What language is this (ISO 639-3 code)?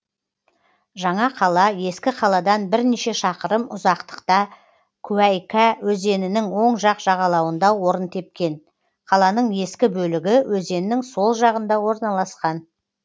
kaz